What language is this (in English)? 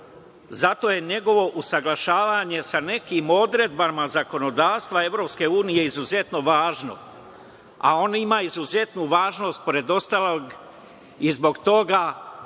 Serbian